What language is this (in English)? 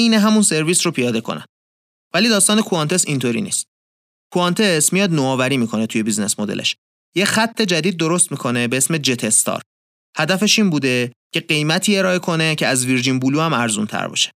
Persian